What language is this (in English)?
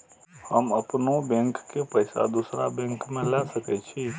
Maithili